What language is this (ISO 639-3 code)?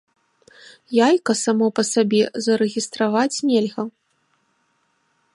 bel